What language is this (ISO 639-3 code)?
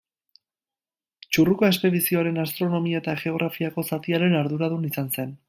eus